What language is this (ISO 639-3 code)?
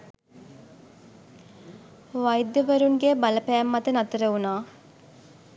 sin